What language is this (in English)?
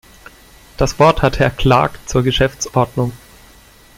German